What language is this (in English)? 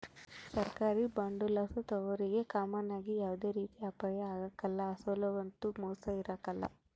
Kannada